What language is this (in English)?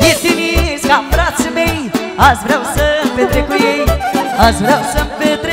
Romanian